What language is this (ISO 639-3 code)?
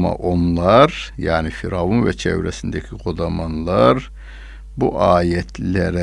tur